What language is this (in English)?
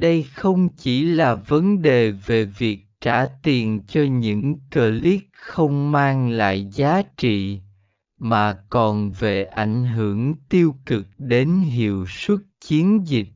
Vietnamese